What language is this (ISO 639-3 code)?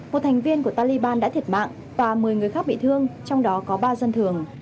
vie